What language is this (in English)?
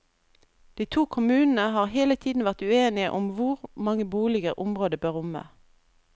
Norwegian